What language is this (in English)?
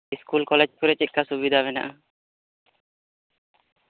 Santali